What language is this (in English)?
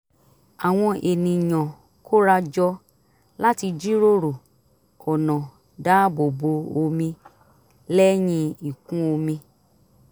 Yoruba